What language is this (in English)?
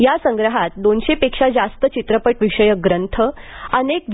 Marathi